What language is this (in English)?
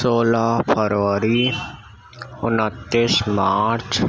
Urdu